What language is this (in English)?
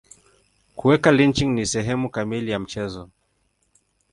Swahili